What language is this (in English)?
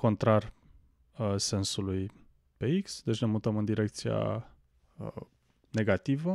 Romanian